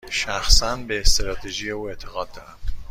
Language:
Persian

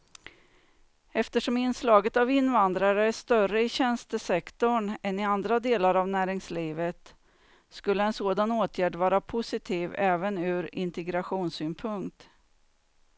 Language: Swedish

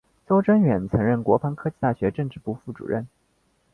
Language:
Chinese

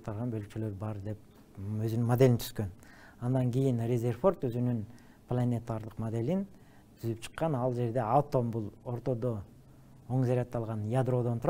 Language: Turkish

